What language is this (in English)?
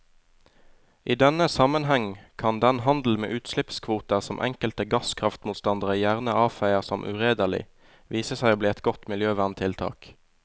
Norwegian